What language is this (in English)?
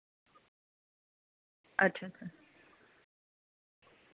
Dogri